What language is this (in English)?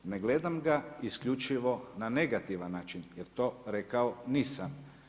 Croatian